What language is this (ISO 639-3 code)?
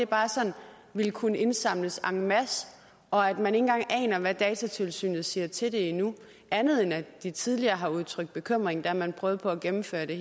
dan